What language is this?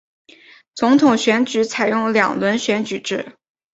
Chinese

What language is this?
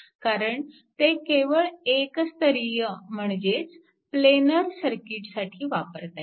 Marathi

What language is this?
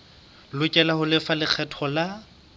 Southern Sotho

